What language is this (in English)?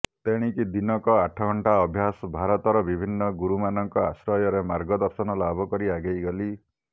Odia